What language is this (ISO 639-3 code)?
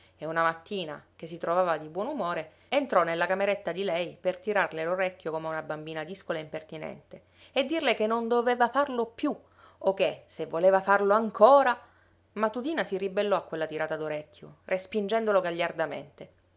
ita